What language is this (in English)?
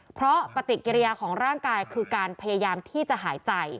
Thai